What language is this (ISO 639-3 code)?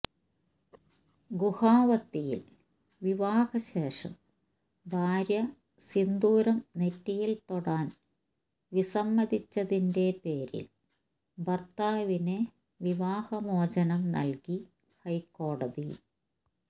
mal